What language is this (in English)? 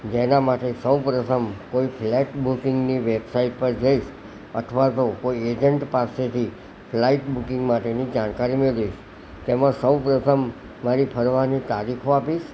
Gujarati